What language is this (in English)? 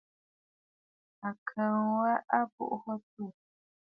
Bafut